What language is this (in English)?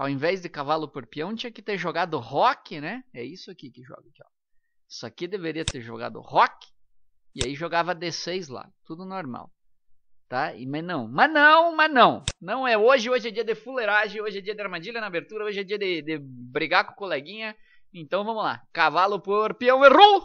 Portuguese